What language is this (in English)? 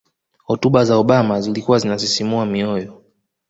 Swahili